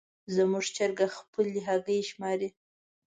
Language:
Pashto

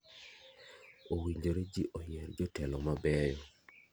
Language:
Luo (Kenya and Tanzania)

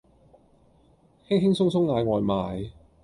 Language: Cantonese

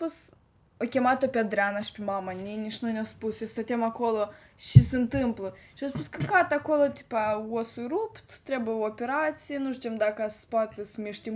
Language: Romanian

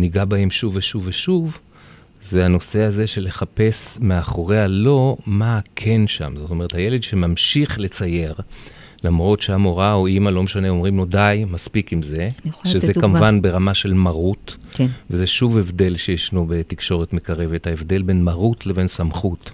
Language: Hebrew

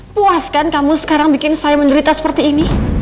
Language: Indonesian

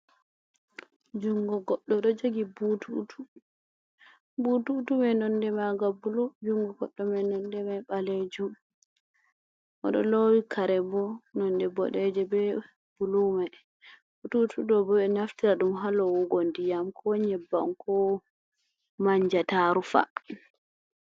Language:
Fula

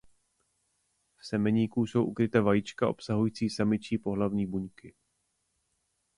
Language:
Czech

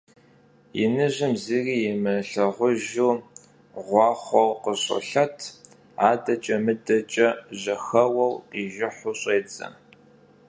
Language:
Kabardian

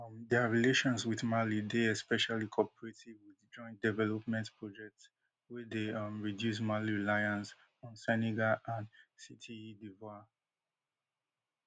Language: Nigerian Pidgin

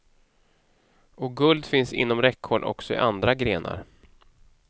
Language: Swedish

